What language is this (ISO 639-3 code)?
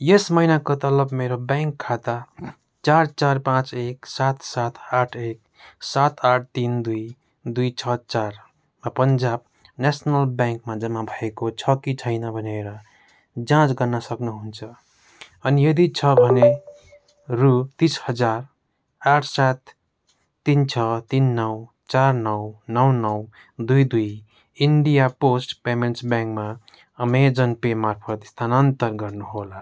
nep